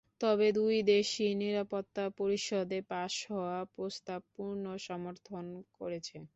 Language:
Bangla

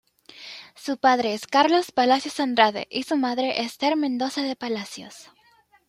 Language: Spanish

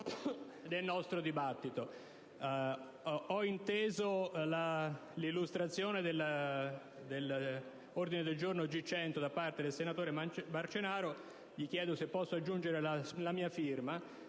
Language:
Italian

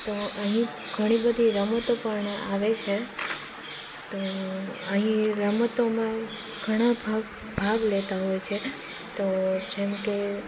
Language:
Gujarati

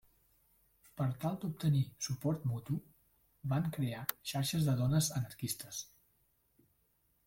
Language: Catalan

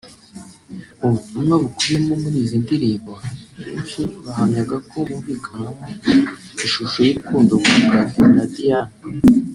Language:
Kinyarwanda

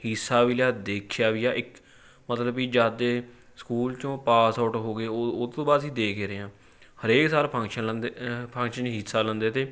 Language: Punjabi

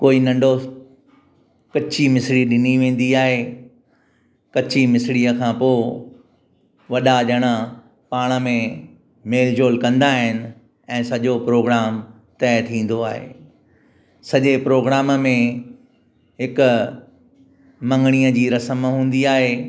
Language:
Sindhi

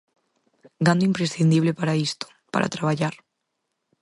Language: Galician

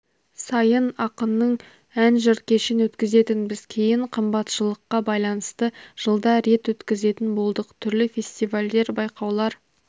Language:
Kazakh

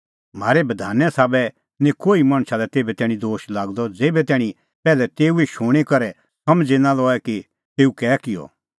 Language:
Kullu Pahari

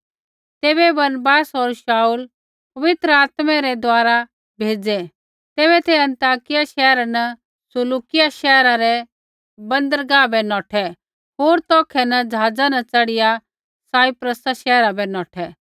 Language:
Kullu Pahari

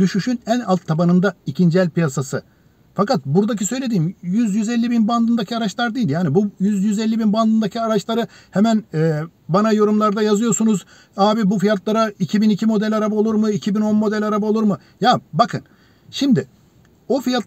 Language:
Turkish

